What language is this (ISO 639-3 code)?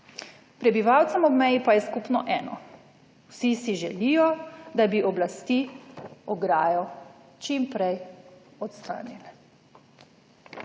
slv